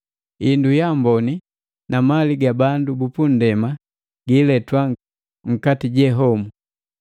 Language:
Matengo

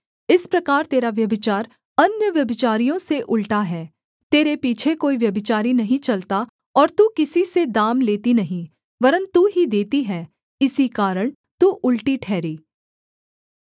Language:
Hindi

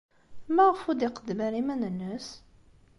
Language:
Kabyle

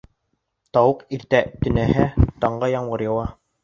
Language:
Bashkir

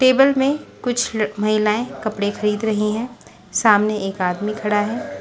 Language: Hindi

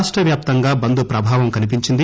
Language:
Telugu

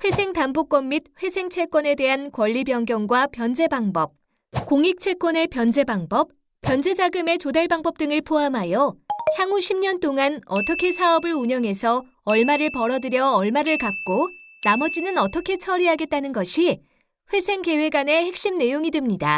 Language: Korean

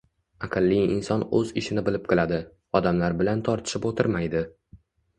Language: Uzbek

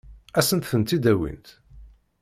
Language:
Kabyle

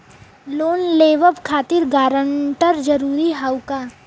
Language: Bhojpuri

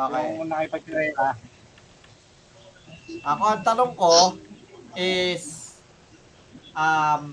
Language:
Filipino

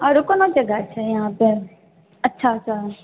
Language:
Maithili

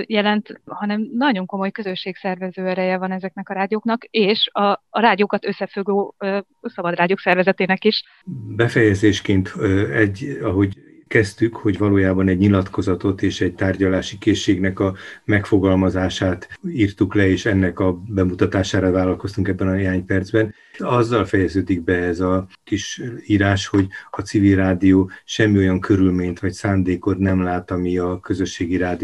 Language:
Hungarian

